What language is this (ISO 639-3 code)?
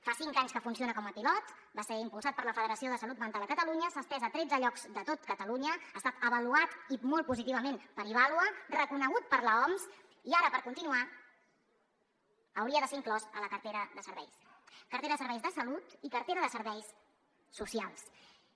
cat